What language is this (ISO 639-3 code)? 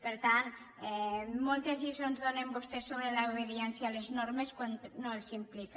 cat